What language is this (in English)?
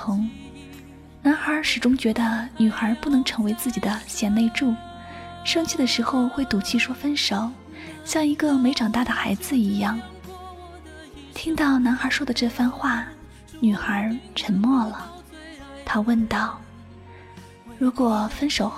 Chinese